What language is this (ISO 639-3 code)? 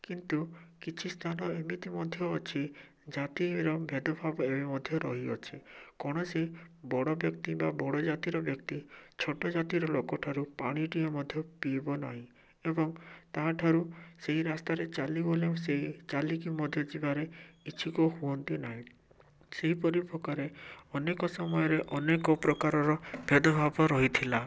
ori